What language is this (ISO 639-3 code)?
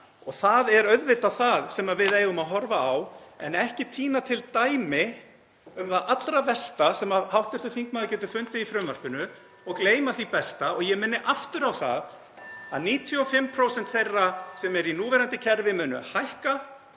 isl